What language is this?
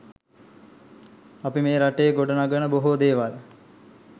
Sinhala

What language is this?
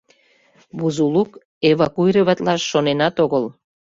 Mari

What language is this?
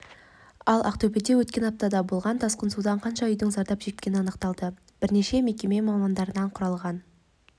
Kazakh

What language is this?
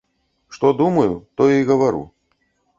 Belarusian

